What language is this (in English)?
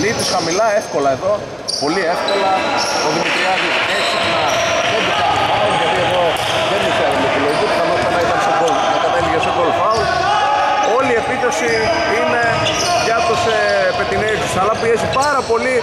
Greek